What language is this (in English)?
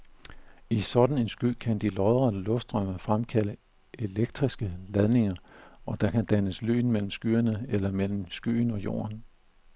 Danish